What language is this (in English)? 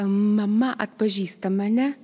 Lithuanian